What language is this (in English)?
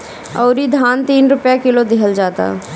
Bhojpuri